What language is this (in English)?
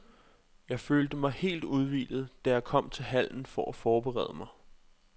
Danish